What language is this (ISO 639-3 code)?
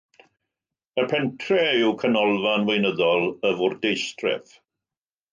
cym